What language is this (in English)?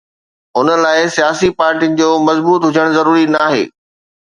Sindhi